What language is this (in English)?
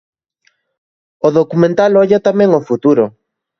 Galician